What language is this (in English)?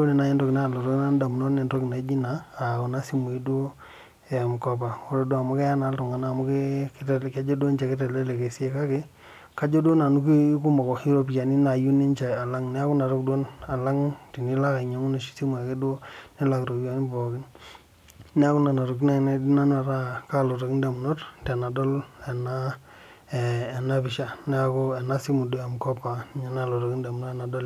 Masai